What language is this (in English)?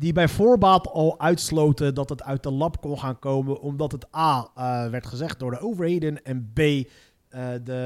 Dutch